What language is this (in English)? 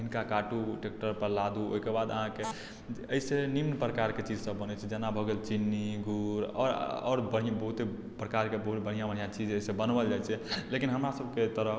Maithili